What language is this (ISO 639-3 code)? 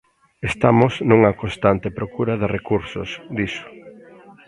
glg